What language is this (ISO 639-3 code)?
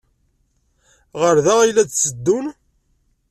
kab